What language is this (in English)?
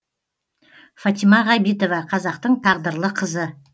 Kazakh